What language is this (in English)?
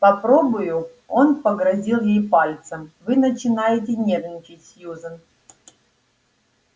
Russian